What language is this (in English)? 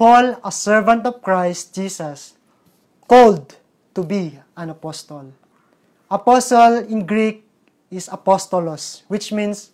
Filipino